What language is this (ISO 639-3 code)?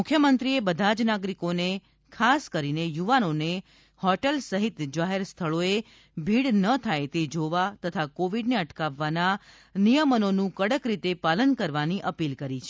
guj